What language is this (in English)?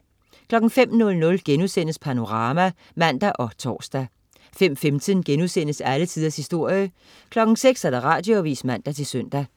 Danish